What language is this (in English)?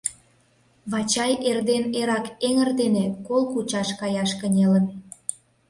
Mari